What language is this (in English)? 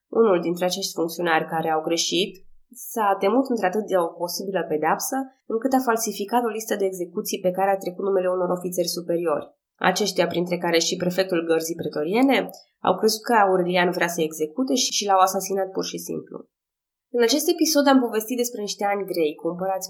Romanian